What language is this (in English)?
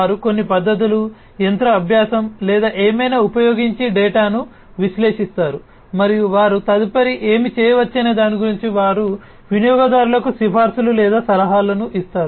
Telugu